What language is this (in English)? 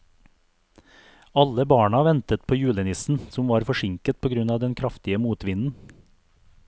Norwegian